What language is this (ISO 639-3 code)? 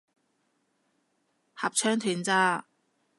yue